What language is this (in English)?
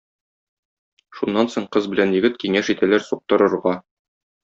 Tatar